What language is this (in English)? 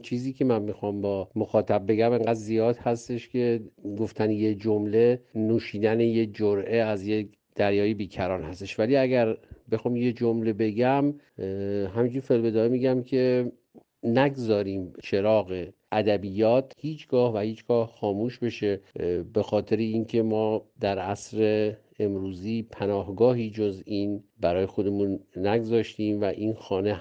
Persian